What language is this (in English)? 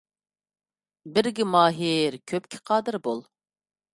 Uyghur